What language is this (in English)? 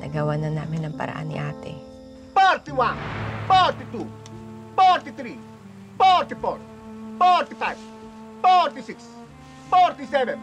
Filipino